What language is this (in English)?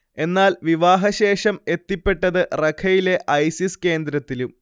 Malayalam